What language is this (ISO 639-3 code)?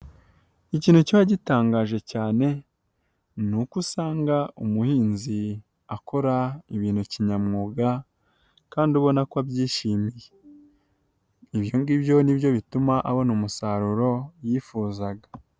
kin